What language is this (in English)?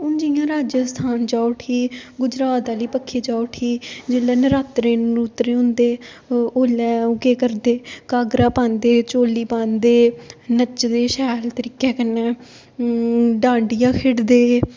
Dogri